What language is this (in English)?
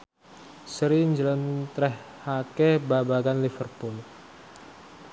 Javanese